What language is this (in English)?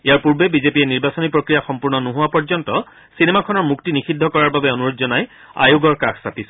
Assamese